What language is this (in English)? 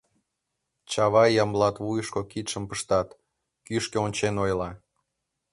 Mari